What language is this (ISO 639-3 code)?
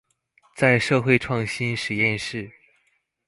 zho